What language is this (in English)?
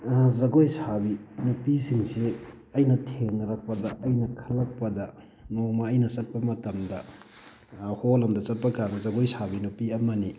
Manipuri